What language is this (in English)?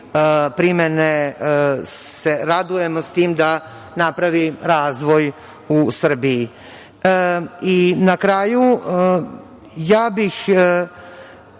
Serbian